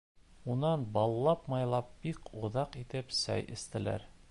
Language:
Bashkir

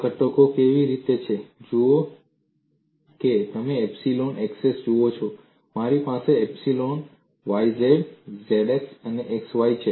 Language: Gujarati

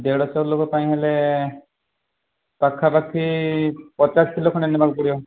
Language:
Odia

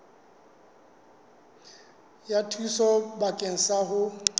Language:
Southern Sotho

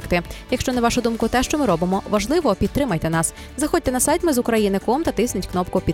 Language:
Ukrainian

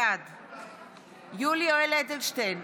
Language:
Hebrew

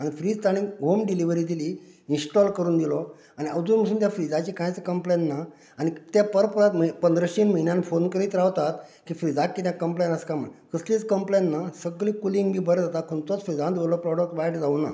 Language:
Konkani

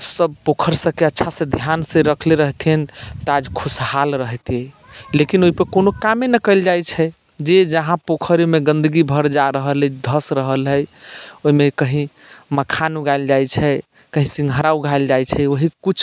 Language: Maithili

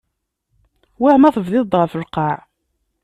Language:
Kabyle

